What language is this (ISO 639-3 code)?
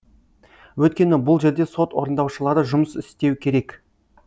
kaz